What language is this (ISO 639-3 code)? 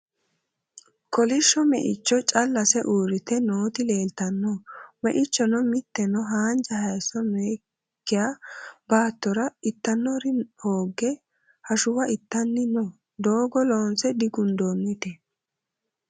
sid